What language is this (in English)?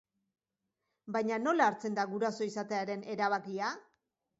Basque